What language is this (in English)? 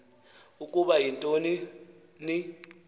Xhosa